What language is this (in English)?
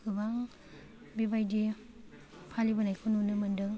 Bodo